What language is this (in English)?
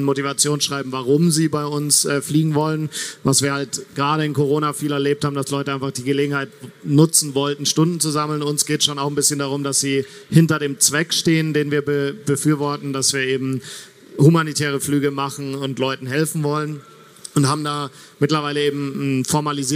German